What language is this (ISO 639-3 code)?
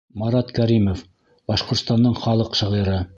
bak